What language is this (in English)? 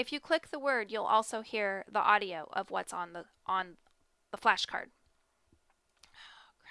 English